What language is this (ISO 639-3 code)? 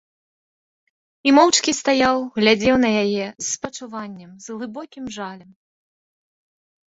bel